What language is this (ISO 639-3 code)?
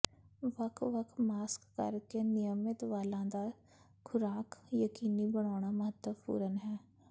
pan